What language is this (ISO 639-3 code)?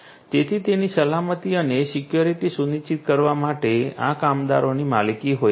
guj